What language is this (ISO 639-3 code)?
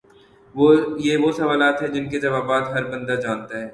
urd